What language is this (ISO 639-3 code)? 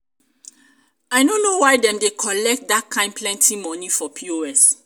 pcm